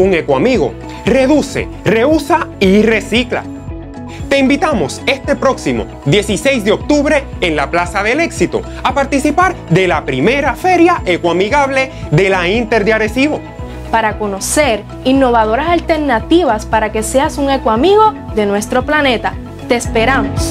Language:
Spanish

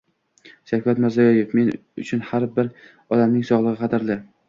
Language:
Uzbek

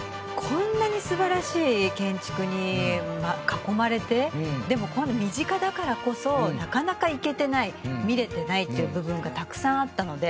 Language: Japanese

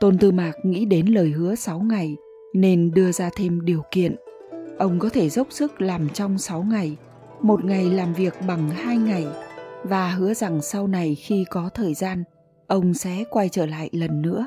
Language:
Vietnamese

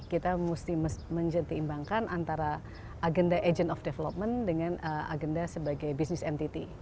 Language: Indonesian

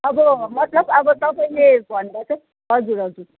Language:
Nepali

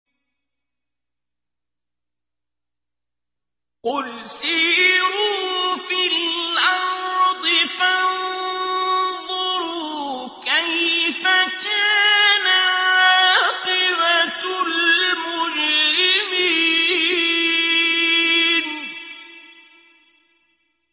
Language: Arabic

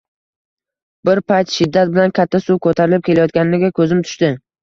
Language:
Uzbek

